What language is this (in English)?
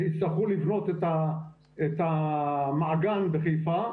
Hebrew